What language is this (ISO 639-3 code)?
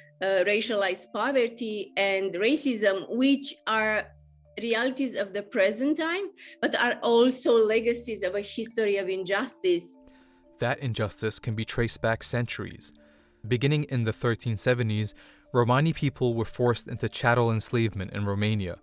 eng